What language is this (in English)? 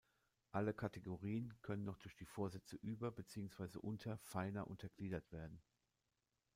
German